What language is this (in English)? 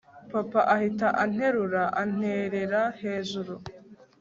Kinyarwanda